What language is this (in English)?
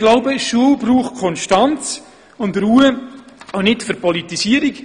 Swiss German